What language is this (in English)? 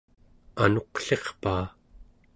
Central Yupik